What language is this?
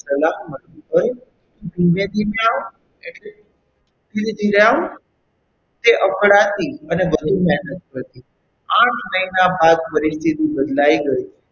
Gujarati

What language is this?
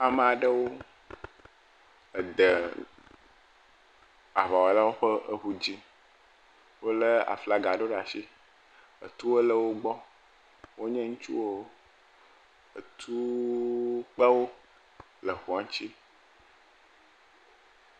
Ewe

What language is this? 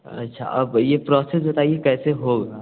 Hindi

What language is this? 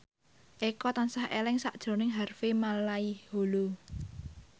Javanese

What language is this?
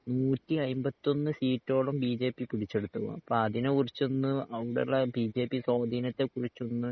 Malayalam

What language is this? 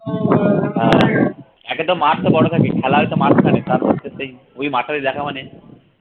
Bangla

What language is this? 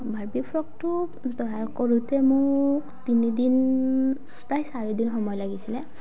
Assamese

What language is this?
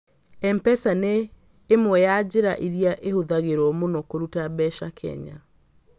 Kikuyu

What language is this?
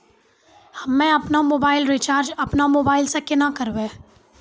Maithili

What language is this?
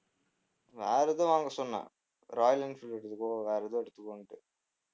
Tamil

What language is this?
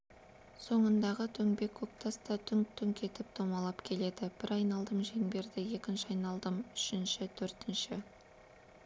Kazakh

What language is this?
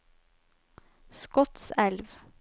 Norwegian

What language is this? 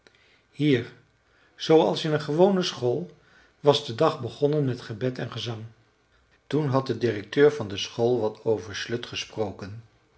Dutch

